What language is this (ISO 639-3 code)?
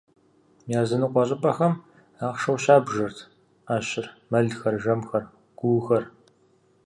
kbd